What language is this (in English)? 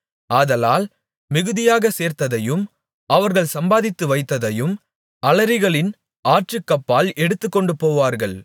Tamil